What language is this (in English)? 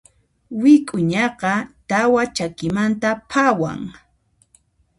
Puno Quechua